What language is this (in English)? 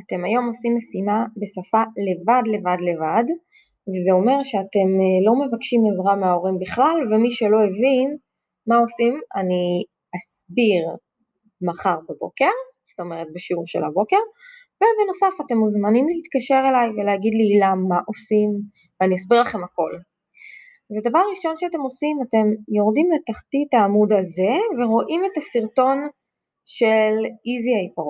Hebrew